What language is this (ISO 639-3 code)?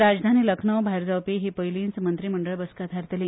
kok